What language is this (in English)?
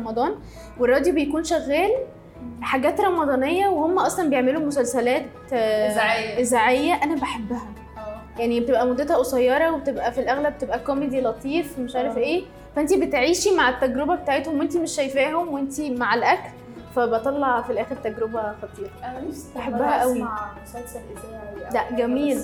Arabic